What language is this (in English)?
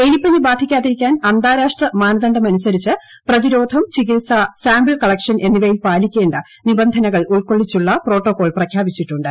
Malayalam